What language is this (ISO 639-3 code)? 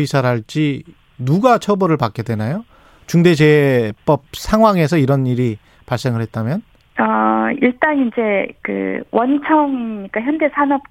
kor